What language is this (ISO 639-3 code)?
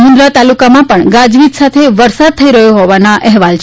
guj